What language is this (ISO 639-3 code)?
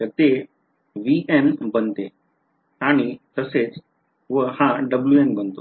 mar